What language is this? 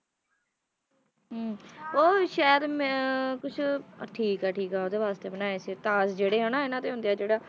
Punjabi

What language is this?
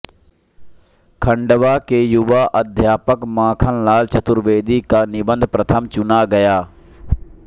Hindi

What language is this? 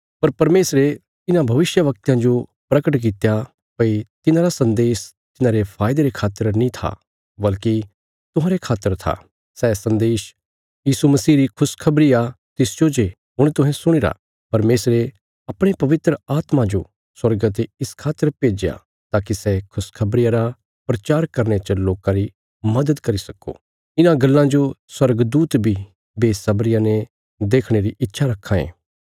Bilaspuri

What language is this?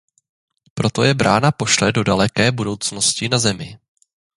Czech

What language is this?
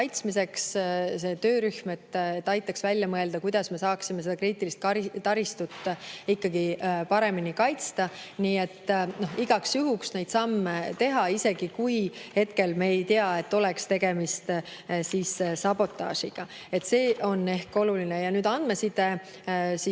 Estonian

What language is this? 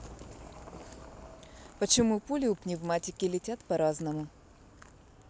Russian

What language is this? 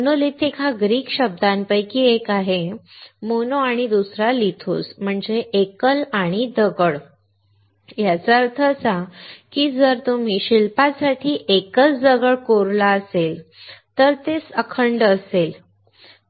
Marathi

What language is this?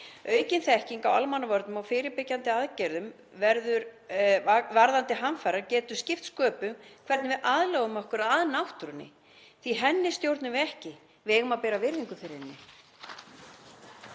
Icelandic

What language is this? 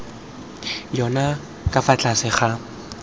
Tswana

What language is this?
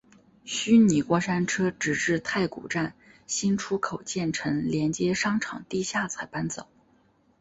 Chinese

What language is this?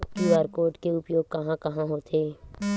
Chhattisgarhi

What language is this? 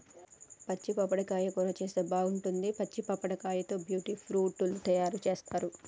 Telugu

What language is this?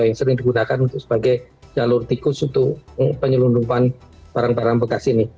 Indonesian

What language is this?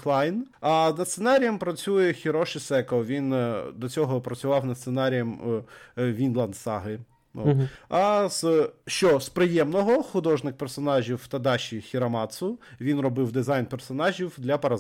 Ukrainian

